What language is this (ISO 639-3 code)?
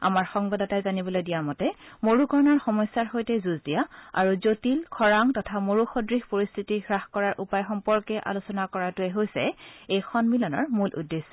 asm